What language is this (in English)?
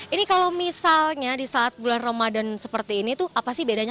Indonesian